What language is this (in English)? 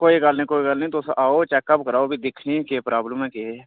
Dogri